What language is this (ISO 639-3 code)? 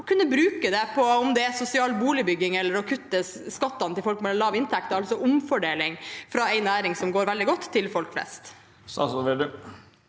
nor